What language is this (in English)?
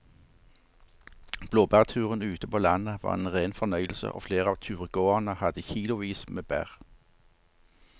Norwegian